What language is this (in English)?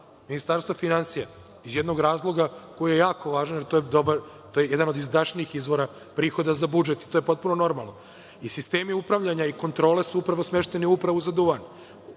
Serbian